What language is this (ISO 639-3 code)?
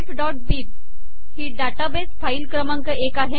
mar